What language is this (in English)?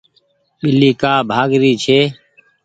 Goaria